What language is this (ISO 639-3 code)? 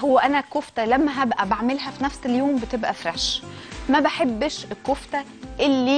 ara